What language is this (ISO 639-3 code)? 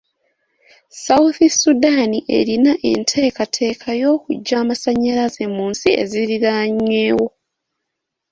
lug